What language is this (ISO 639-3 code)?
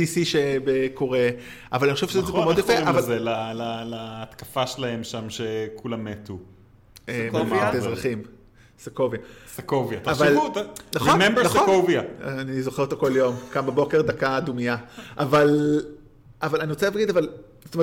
heb